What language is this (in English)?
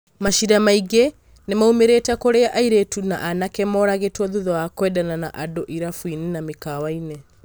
Kikuyu